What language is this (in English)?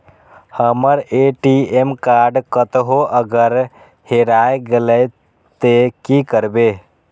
Maithili